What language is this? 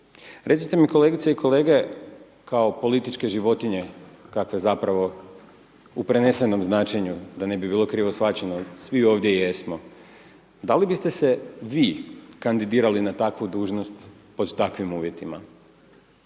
Croatian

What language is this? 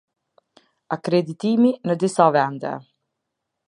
Albanian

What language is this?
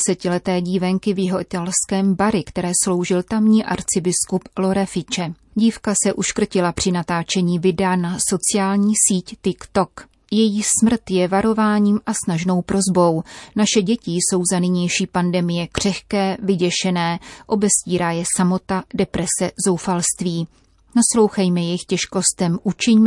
Czech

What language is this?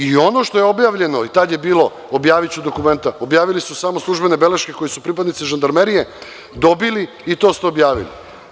Serbian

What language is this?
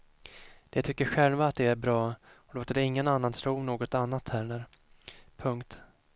Swedish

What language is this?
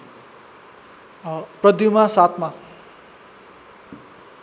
Nepali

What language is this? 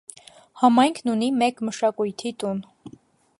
Armenian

